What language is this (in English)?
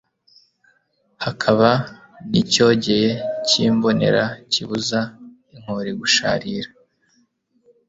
Kinyarwanda